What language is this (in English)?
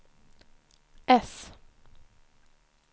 Swedish